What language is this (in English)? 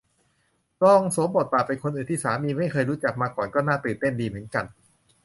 Thai